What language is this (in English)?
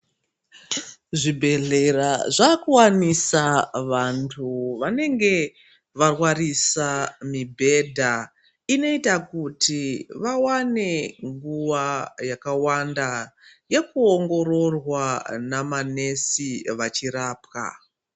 Ndau